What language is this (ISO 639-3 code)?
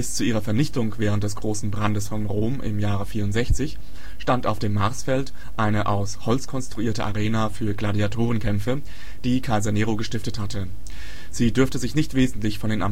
deu